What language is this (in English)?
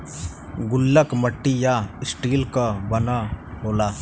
Bhojpuri